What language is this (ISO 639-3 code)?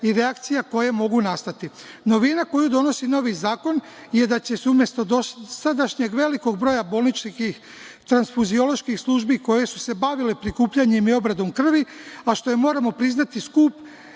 srp